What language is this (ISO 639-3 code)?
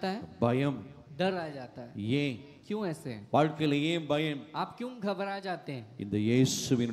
hin